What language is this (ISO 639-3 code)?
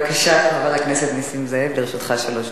heb